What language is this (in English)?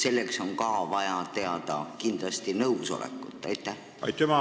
Estonian